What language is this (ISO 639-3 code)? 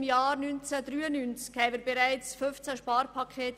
gsw